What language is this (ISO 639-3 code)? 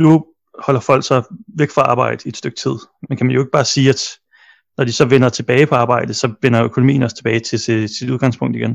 dan